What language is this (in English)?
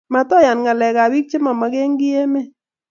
Kalenjin